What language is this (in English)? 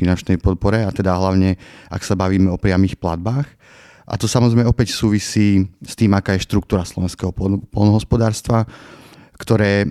Slovak